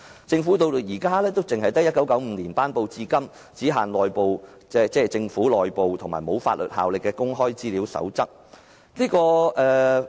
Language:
Cantonese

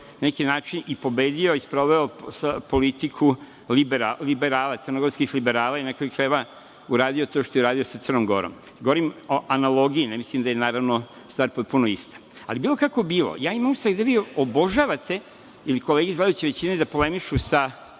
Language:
Serbian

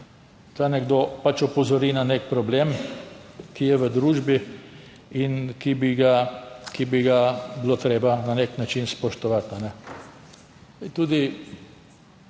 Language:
Slovenian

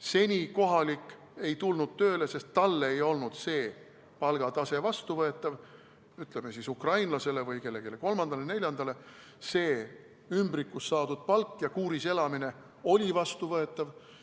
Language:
Estonian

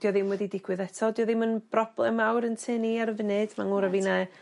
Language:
Welsh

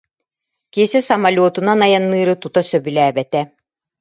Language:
Yakut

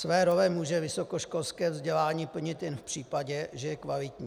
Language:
Czech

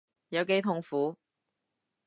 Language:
Cantonese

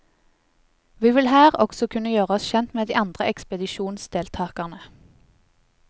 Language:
Norwegian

